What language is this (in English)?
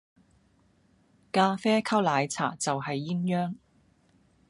Cantonese